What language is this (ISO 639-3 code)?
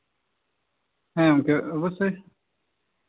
sat